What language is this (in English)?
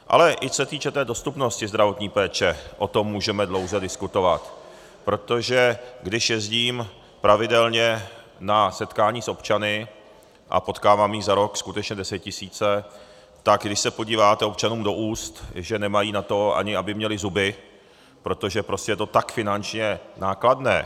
Czech